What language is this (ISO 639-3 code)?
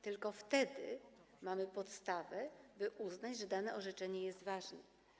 pol